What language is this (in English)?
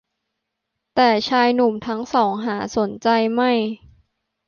Thai